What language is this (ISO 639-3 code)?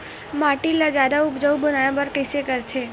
hne